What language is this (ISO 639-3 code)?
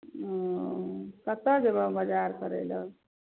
mai